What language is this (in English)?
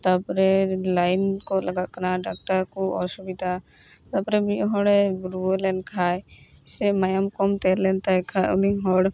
Santali